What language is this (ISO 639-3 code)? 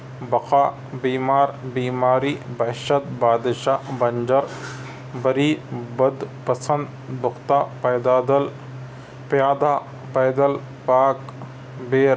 urd